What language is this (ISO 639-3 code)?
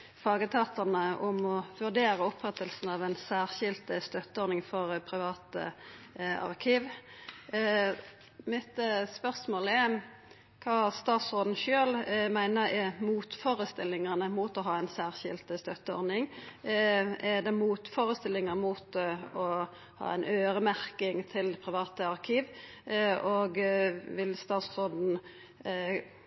nno